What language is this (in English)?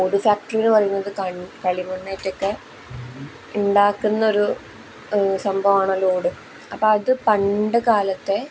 Malayalam